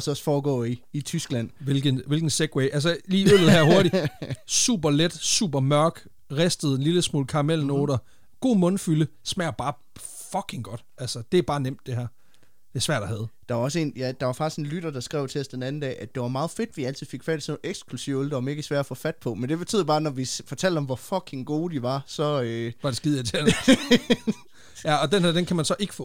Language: Danish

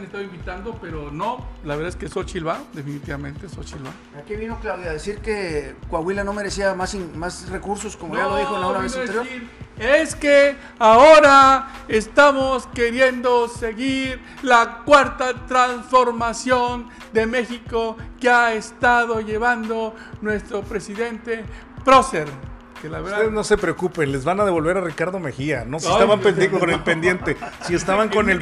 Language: Spanish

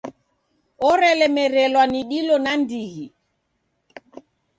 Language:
Taita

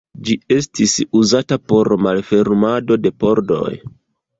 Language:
Esperanto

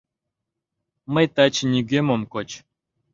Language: Mari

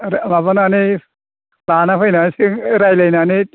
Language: Bodo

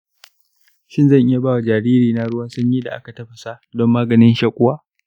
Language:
Hausa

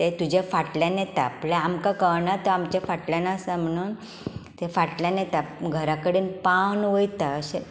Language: Konkani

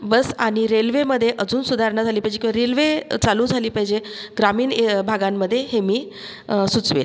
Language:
Marathi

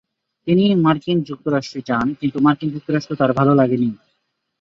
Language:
Bangla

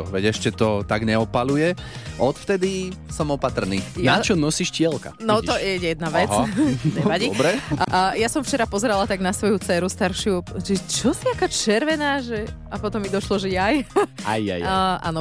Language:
Slovak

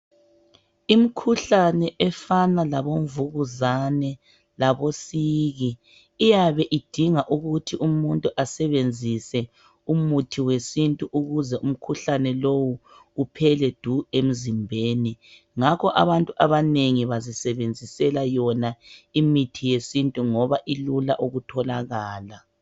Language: North Ndebele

